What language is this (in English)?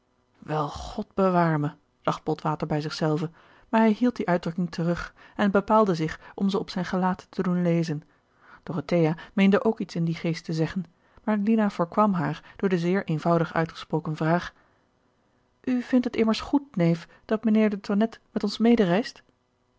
Dutch